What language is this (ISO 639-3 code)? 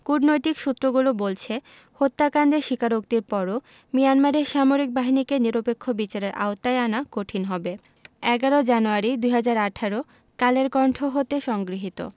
ben